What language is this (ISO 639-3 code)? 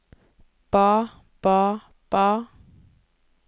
nor